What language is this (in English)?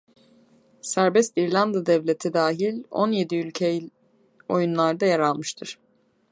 Turkish